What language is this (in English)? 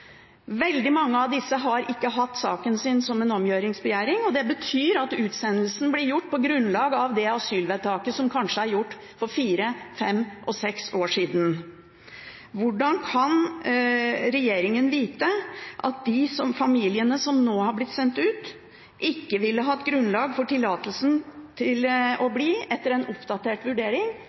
Norwegian Bokmål